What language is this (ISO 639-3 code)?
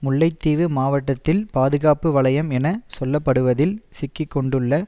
tam